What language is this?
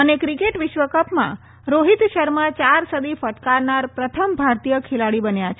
Gujarati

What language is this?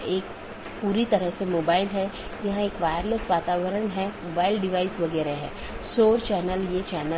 Hindi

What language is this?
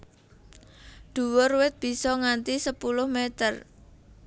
Javanese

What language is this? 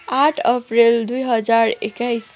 Nepali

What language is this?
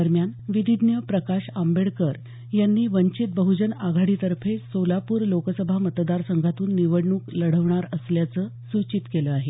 Marathi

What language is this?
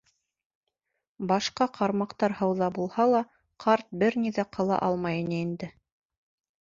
Bashkir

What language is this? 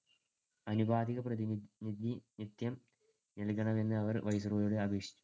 Malayalam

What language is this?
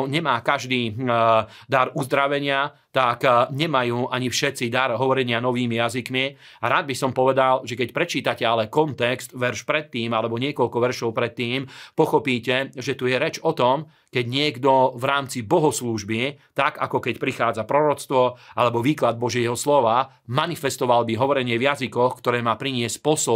Slovak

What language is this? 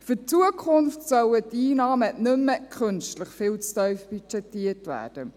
Swiss German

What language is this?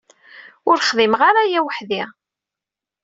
Kabyle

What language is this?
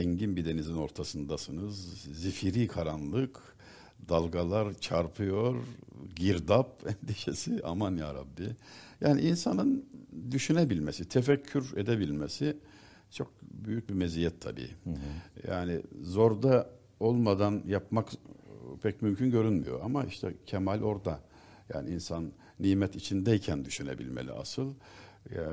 Turkish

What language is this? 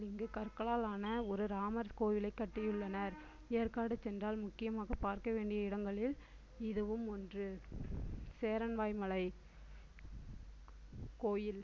Tamil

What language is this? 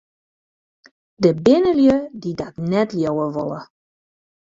Western Frisian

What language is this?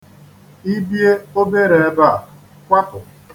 Igbo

